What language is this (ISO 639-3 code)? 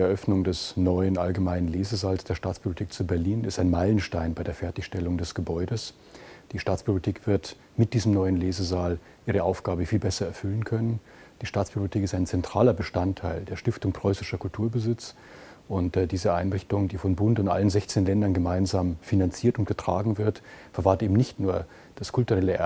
deu